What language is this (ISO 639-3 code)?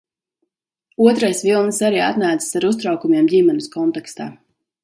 lav